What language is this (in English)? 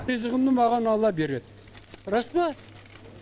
Kazakh